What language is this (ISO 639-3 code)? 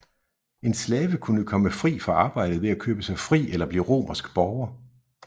dan